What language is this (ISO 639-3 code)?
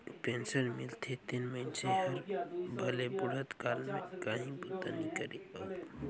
hne